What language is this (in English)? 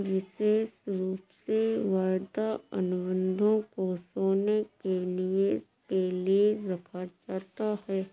Hindi